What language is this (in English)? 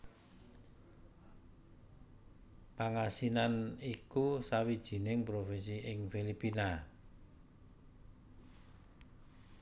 Javanese